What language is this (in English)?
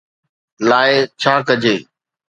Sindhi